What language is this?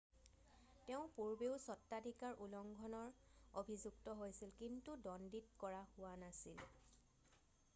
Assamese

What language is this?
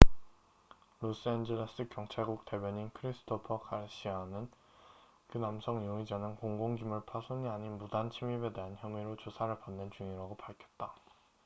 Korean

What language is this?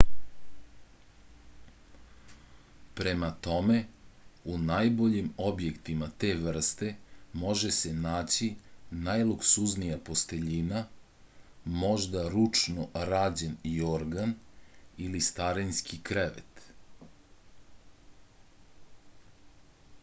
Serbian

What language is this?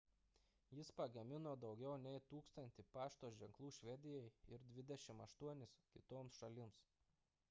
Lithuanian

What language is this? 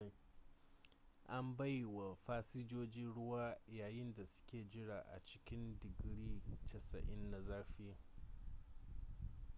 Hausa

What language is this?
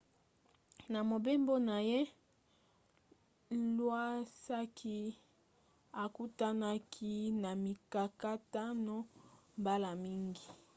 Lingala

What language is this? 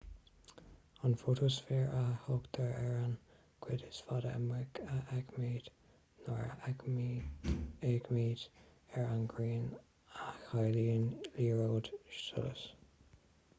Irish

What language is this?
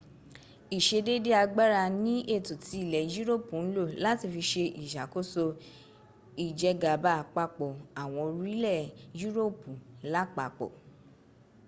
Yoruba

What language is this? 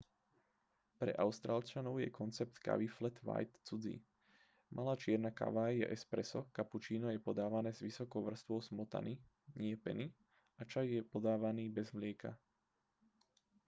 Slovak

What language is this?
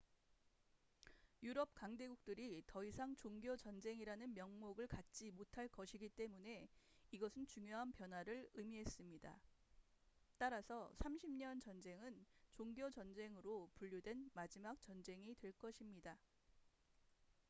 Korean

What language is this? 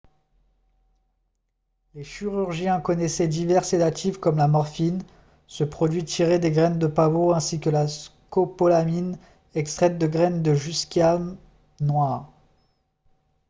French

